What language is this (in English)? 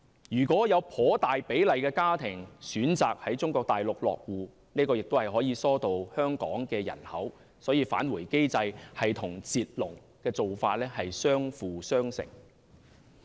Cantonese